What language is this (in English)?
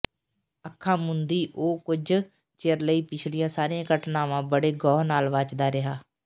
Punjabi